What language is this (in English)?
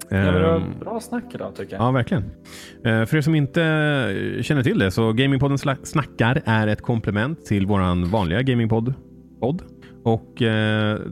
Swedish